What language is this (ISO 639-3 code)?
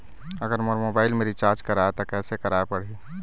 hne